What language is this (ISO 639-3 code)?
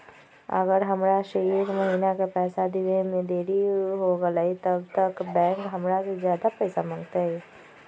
mag